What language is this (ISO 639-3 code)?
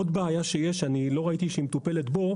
heb